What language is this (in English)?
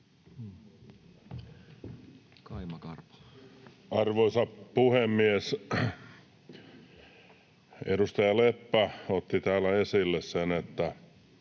Finnish